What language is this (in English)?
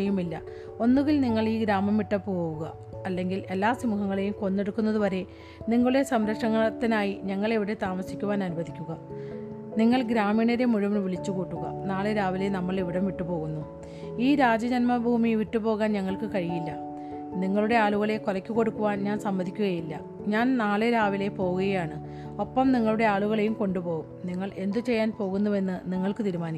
Malayalam